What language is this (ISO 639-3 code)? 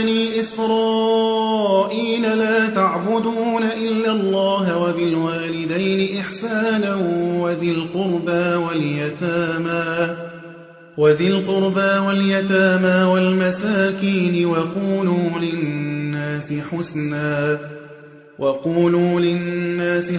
ara